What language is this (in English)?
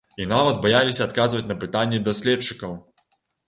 Belarusian